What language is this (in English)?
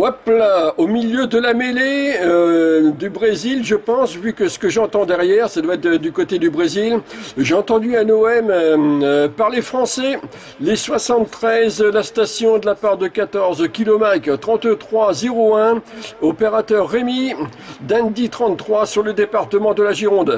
French